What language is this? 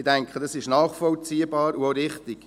Swiss German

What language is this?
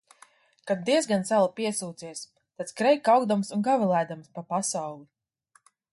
Latvian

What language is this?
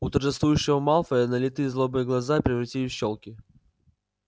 Russian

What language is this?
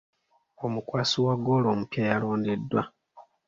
Ganda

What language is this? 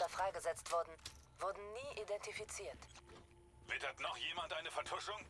German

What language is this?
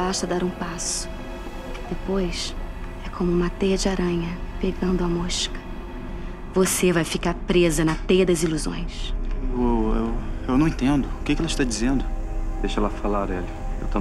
Portuguese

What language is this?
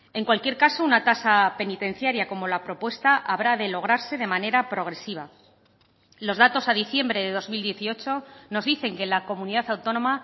Spanish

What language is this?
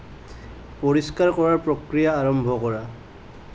Assamese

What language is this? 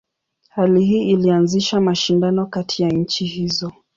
Swahili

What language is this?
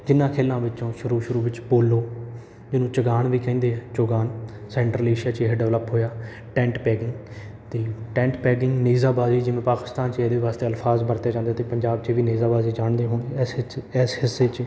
Punjabi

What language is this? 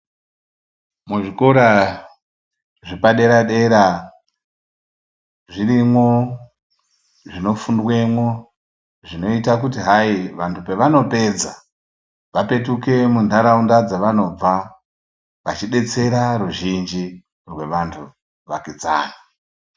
Ndau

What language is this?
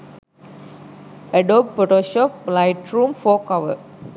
Sinhala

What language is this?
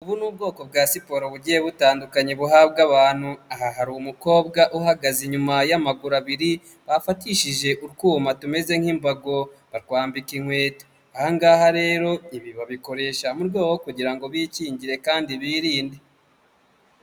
Kinyarwanda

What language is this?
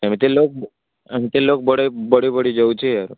Odia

